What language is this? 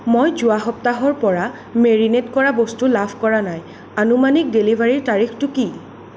Assamese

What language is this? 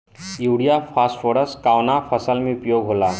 Bhojpuri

